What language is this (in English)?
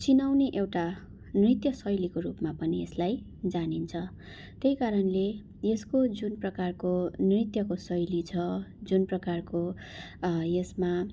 Nepali